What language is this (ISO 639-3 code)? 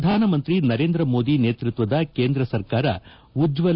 kan